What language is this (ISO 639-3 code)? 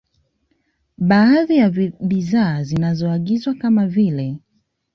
swa